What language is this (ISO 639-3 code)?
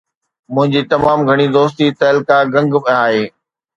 snd